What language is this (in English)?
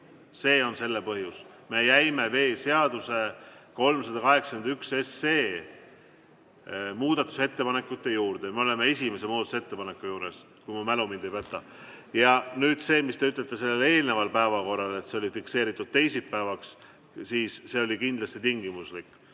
Estonian